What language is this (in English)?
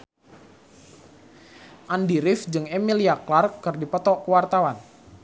Sundanese